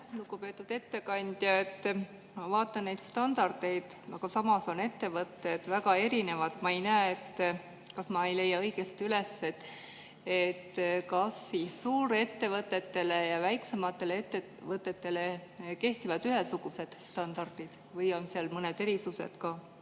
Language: Estonian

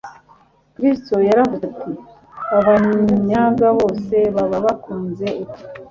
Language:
Kinyarwanda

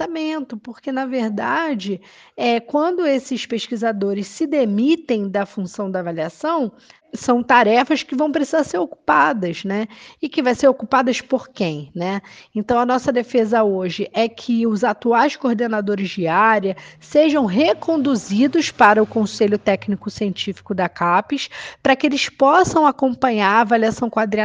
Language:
Portuguese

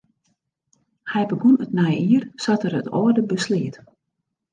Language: Western Frisian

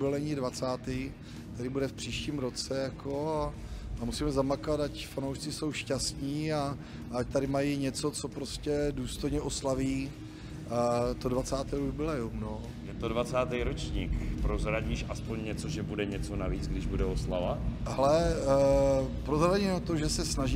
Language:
Czech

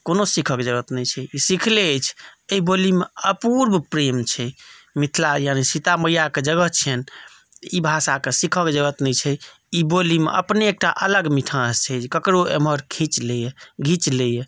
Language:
Maithili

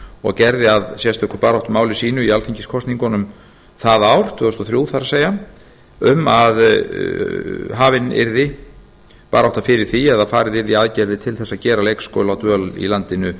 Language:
Icelandic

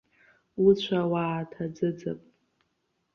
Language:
Abkhazian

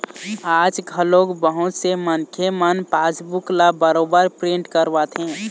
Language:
Chhattisgarhi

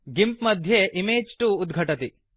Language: Sanskrit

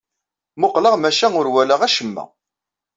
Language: Kabyle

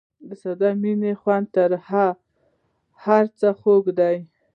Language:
Pashto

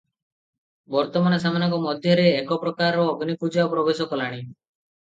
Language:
Odia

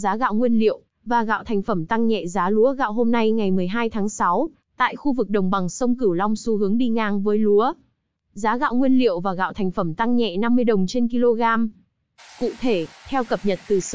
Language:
Vietnamese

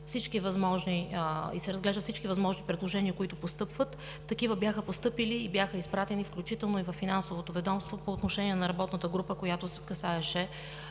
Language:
Bulgarian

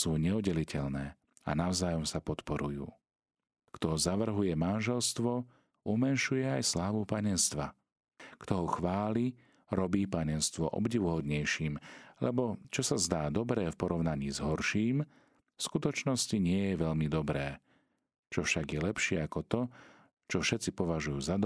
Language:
Slovak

